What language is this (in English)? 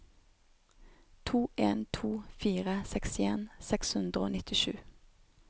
Norwegian